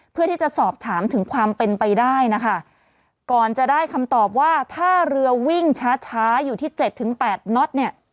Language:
Thai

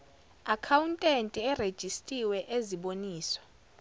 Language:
Zulu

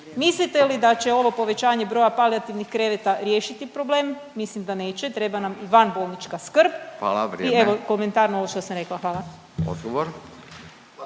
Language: Croatian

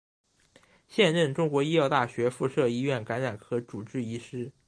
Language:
Chinese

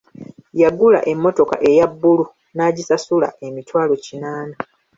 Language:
Ganda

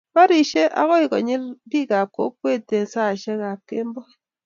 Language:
Kalenjin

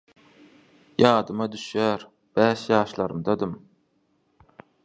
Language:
Turkmen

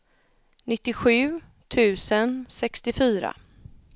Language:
Swedish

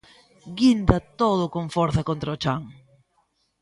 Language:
Galician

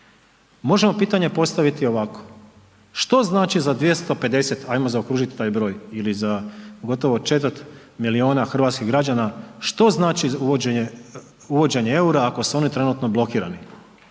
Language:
Croatian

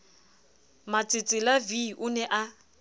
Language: Southern Sotho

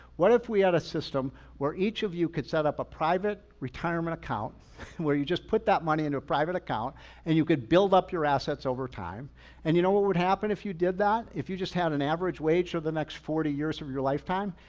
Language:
English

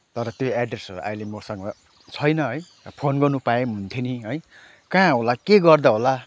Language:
Nepali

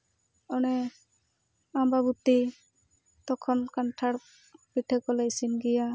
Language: Santali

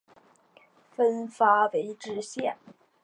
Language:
Chinese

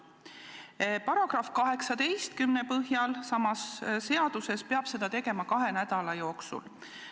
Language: Estonian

